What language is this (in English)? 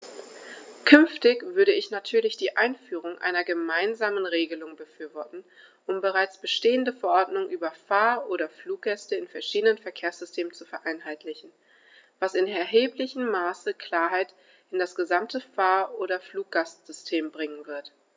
German